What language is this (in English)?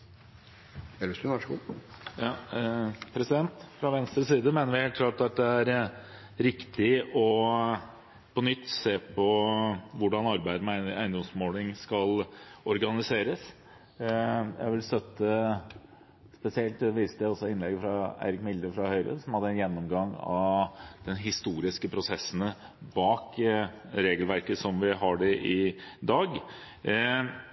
Norwegian